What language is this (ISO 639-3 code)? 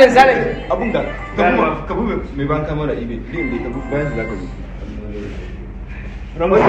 ara